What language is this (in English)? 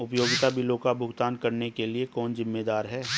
Hindi